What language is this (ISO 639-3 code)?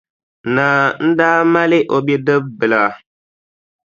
dag